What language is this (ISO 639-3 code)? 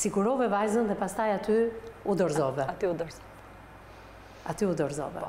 ron